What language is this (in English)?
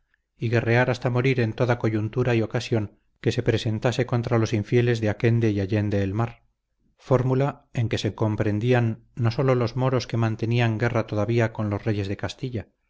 Spanish